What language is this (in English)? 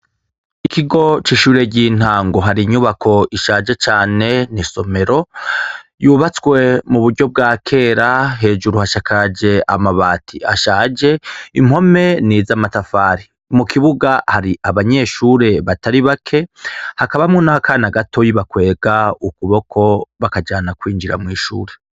Rundi